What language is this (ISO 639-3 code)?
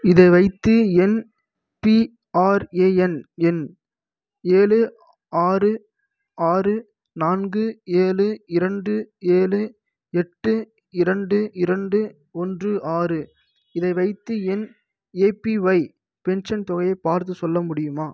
tam